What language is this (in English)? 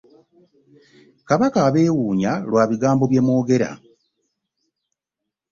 Ganda